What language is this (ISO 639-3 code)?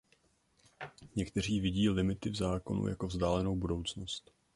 ces